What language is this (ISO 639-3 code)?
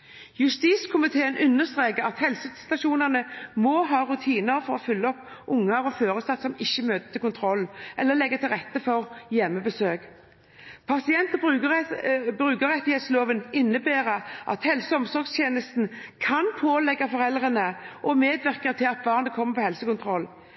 nob